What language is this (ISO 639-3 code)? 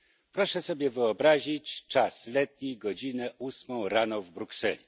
pol